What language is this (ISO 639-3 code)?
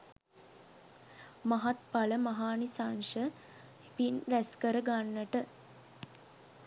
sin